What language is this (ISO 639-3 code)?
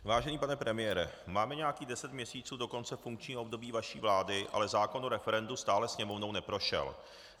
ces